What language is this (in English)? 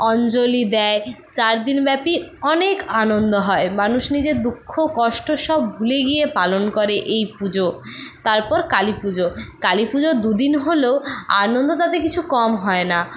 Bangla